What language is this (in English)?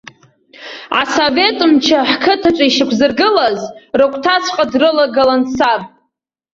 Abkhazian